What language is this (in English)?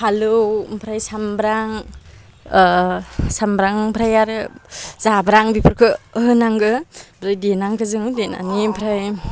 Bodo